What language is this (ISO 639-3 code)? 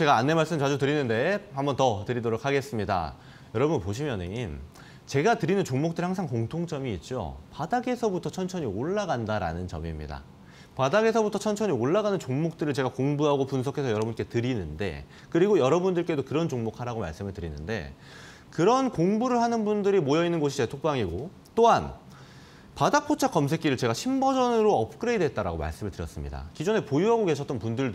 kor